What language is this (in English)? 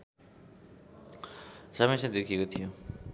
Nepali